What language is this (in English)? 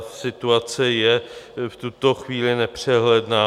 Czech